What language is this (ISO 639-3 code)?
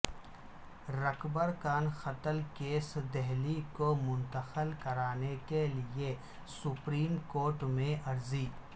urd